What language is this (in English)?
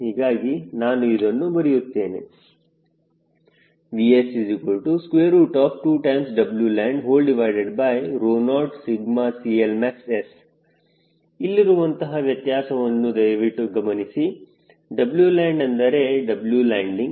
Kannada